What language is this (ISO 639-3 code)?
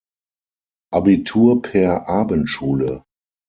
deu